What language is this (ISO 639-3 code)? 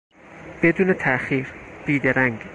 fas